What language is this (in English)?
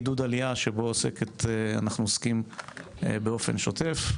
Hebrew